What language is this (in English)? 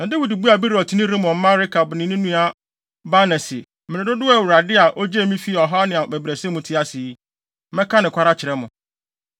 Akan